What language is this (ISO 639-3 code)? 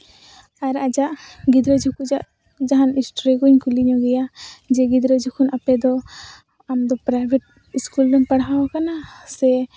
sat